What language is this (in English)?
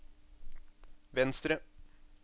Norwegian